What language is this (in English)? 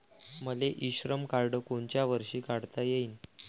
Marathi